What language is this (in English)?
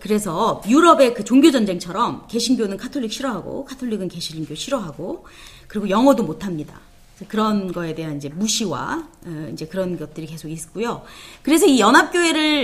Korean